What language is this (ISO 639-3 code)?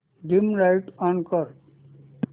mar